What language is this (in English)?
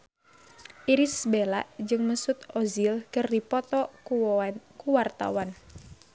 Sundanese